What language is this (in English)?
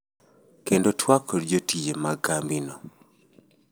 Luo (Kenya and Tanzania)